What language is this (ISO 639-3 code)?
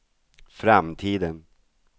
swe